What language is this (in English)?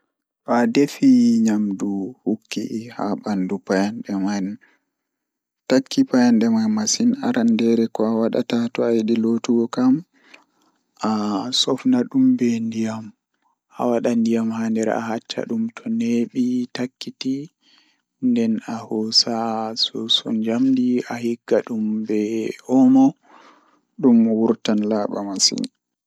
Fula